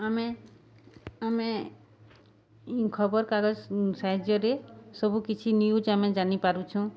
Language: Odia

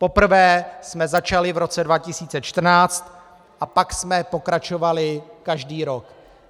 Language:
Czech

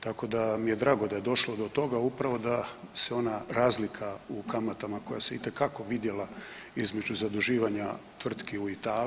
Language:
Croatian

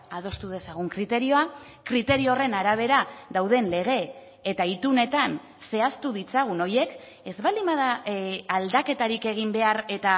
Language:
Basque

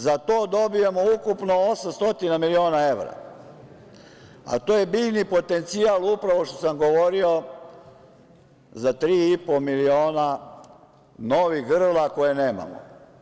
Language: Serbian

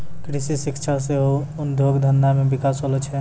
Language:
Maithili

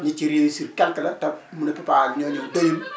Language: Wolof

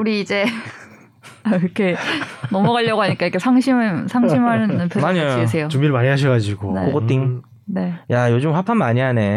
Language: Korean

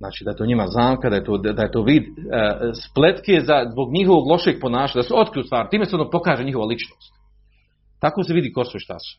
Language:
Croatian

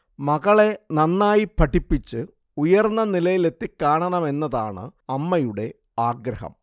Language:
Malayalam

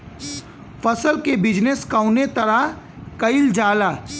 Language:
Bhojpuri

